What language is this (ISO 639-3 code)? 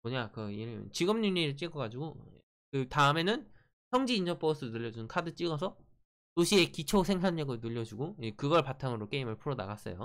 kor